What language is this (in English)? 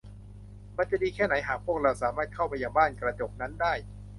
Thai